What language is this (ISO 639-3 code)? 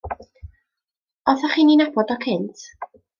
cym